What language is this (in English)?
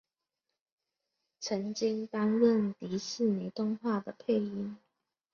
Chinese